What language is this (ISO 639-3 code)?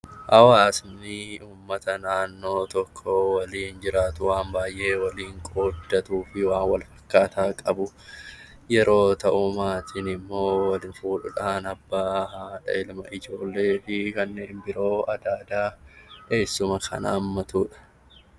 orm